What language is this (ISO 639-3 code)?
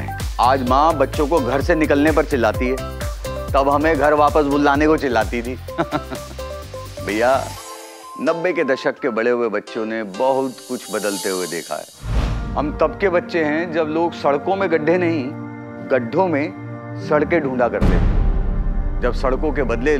hin